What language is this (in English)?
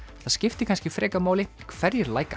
Icelandic